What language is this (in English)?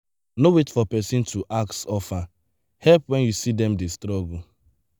Nigerian Pidgin